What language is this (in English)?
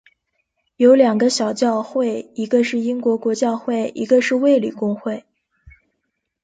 Chinese